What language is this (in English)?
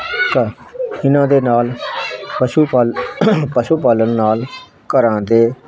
Punjabi